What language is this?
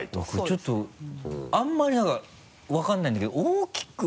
Japanese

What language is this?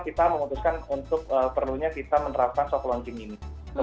Indonesian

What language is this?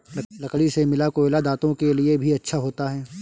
Hindi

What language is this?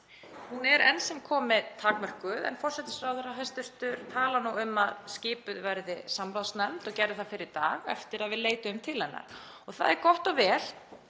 Icelandic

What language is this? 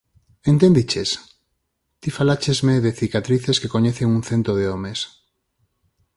Galician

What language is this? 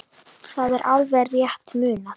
Icelandic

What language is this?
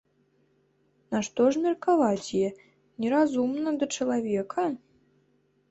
Belarusian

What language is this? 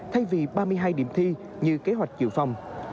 Vietnamese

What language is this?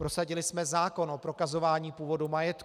Czech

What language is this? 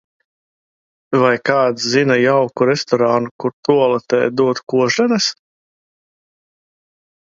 Latvian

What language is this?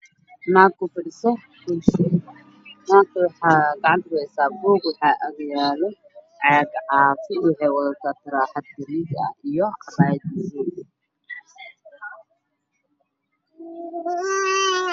Somali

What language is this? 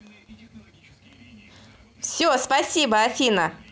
Russian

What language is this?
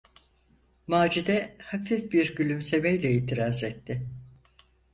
Turkish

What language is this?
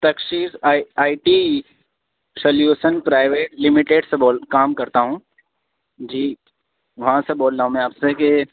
Urdu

